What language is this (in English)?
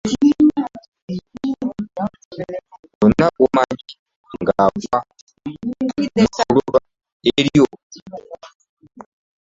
Ganda